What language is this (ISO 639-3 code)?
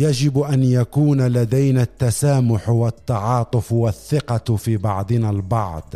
ara